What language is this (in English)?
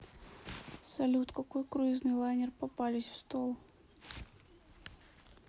Russian